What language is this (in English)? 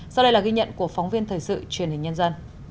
Vietnamese